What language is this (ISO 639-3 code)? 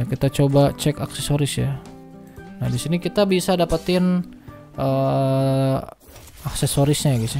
ind